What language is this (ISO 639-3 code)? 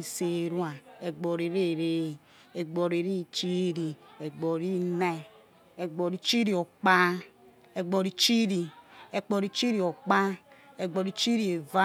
ets